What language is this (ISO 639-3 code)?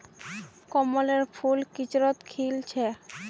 mag